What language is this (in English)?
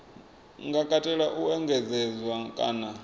Venda